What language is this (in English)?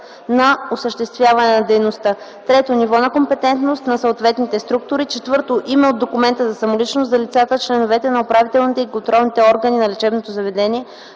Bulgarian